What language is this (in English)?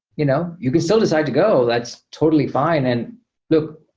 English